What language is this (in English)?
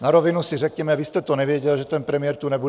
Czech